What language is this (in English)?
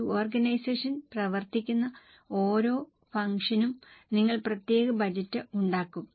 Malayalam